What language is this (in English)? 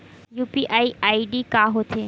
Chhattisgarhi